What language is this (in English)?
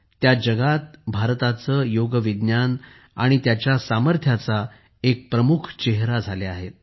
Marathi